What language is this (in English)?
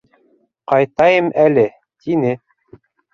Bashkir